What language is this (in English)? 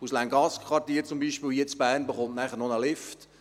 Swiss German